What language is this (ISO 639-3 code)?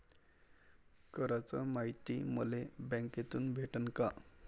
mar